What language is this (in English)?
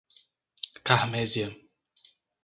Portuguese